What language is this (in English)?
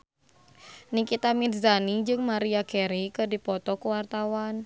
Sundanese